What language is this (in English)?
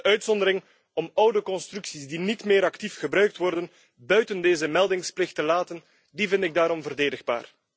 Dutch